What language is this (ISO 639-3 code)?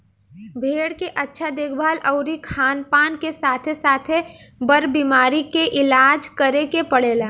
bho